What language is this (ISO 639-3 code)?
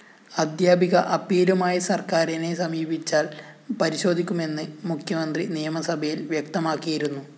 mal